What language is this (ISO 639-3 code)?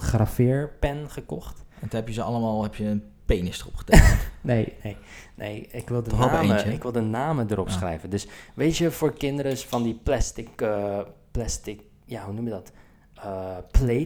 nld